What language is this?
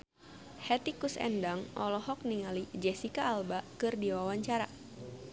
Sundanese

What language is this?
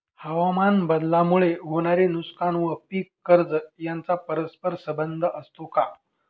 Marathi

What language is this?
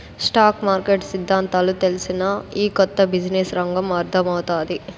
Telugu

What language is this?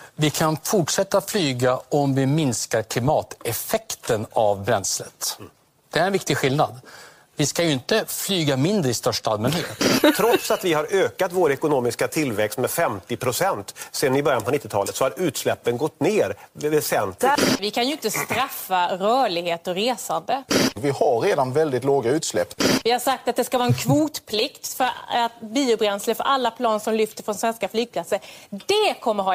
Swedish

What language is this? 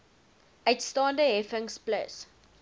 Afrikaans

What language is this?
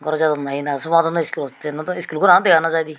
Chakma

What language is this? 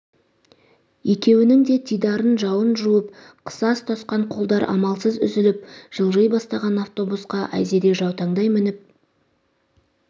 Kazakh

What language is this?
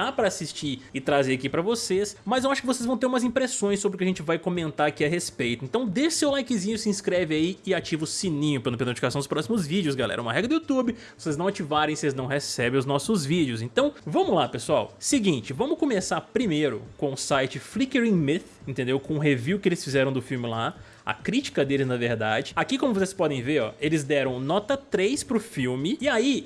Portuguese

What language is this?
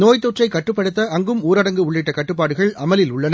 Tamil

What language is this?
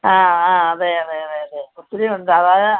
Malayalam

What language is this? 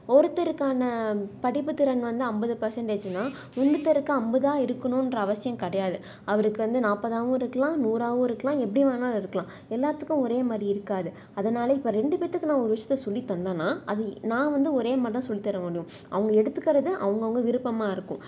Tamil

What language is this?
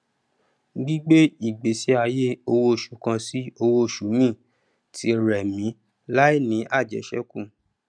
Yoruba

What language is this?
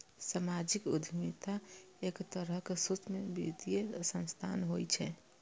Maithili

